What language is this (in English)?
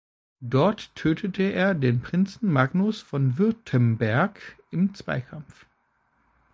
German